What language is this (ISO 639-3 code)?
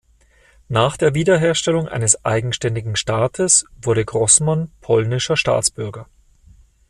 deu